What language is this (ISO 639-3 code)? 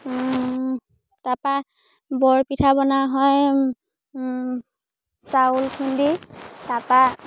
asm